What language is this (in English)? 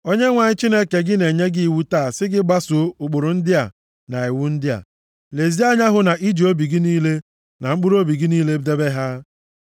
Igbo